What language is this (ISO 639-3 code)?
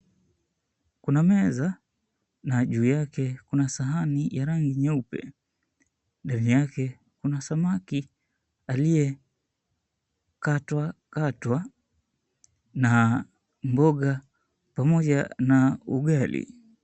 swa